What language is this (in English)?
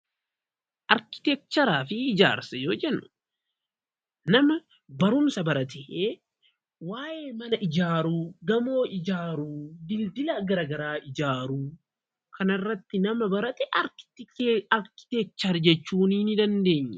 Oromo